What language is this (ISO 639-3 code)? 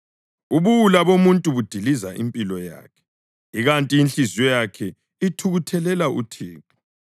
nde